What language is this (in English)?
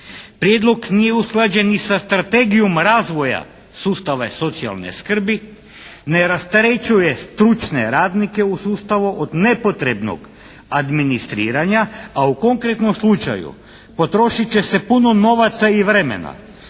Croatian